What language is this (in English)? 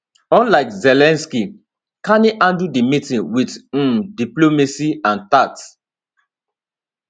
Nigerian Pidgin